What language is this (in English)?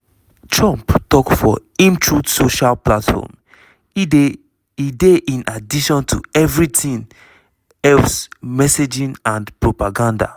Nigerian Pidgin